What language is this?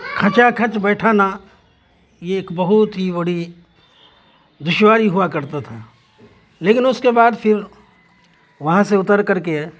Urdu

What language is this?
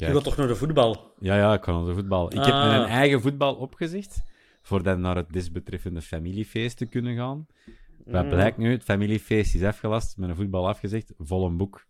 Dutch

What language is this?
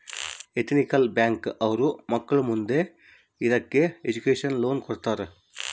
Kannada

